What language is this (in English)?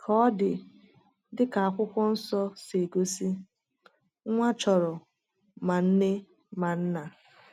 Igbo